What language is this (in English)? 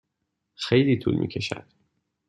Persian